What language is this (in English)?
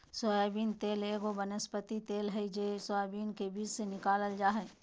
Magahi